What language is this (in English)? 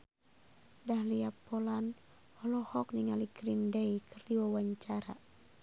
Sundanese